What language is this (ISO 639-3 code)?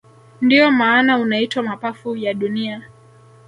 swa